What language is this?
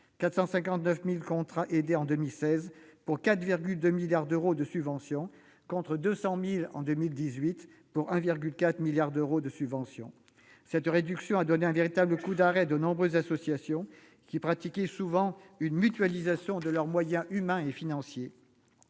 French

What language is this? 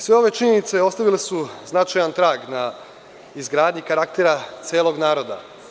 Serbian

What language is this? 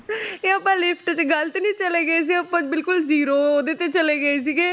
Punjabi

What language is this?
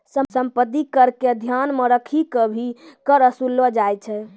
Maithili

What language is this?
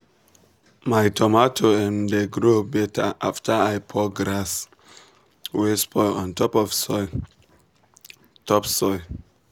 Nigerian Pidgin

